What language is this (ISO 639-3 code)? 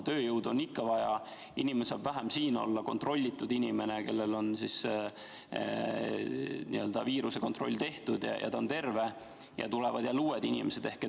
est